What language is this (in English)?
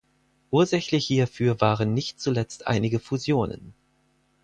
German